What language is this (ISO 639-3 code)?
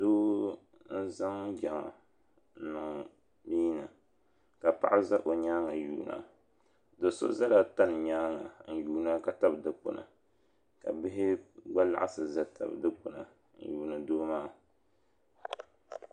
dag